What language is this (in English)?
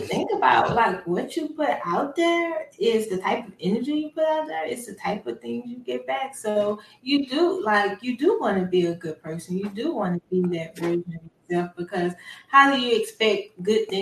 English